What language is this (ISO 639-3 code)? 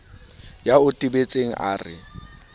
sot